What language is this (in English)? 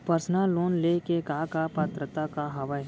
Chhattisgarhi